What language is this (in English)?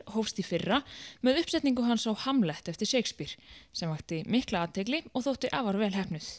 Icelandic